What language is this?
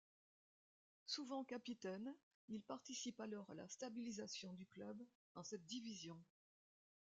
French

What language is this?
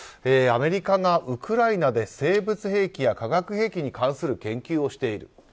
Japanese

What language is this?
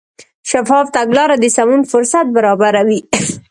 Pashto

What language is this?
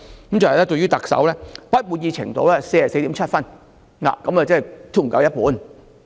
Cantonese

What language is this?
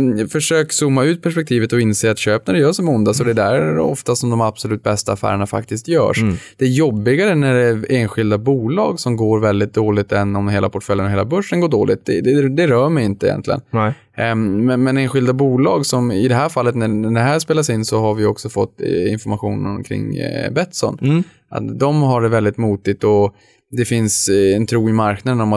Swedish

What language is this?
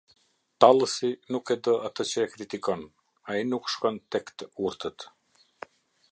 Albanian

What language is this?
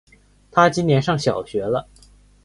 Chinese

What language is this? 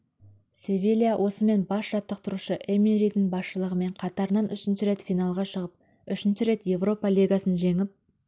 Kazakh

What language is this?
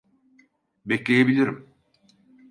Turkish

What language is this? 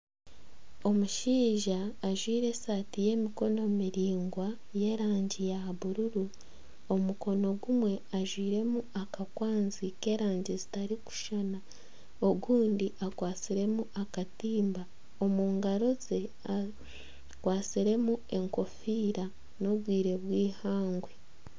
Nyankole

